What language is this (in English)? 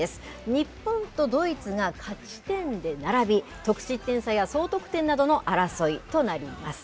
Japanese